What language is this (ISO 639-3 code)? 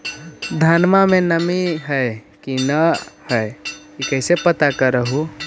mag